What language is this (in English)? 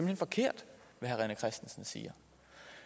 Danish